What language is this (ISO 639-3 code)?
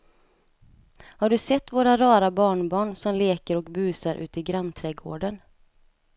swe